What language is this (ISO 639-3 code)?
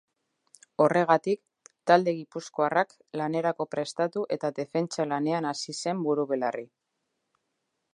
eus